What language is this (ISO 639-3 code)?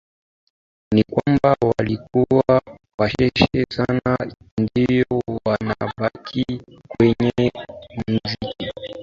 swa